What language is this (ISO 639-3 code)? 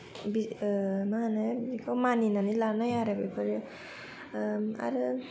brx